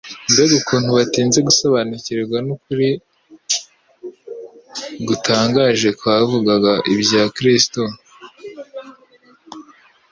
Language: Kinyarwanda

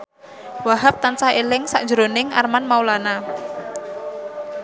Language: Javanese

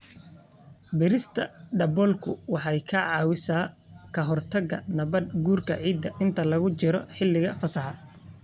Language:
Somali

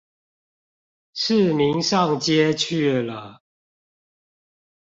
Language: Chinese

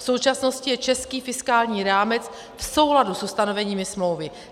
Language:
Czech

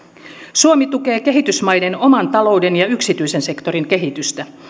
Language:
Finnish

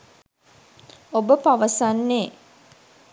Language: Sinhala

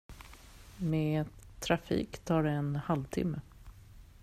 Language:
Swedish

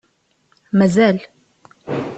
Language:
Kabyle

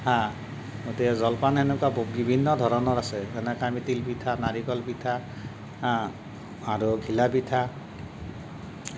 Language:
Assamese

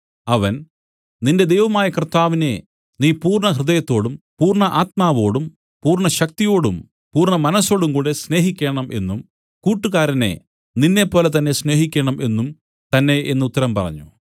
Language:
Malayalam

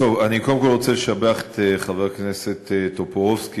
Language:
Hebrew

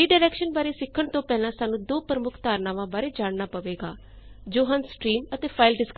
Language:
Punjabi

